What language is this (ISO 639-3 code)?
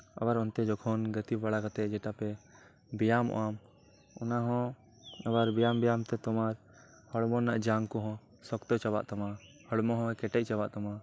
sat